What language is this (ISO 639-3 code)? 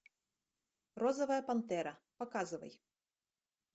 rus